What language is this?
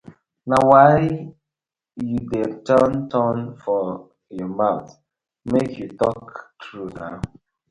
Nigerian Pidgin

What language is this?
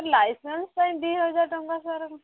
Odia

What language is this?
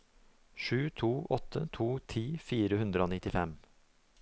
Norwegian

